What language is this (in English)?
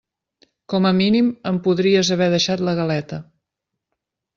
Catalan